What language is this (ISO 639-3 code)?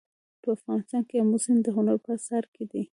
pus